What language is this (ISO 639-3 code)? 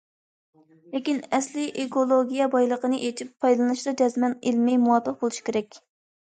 uig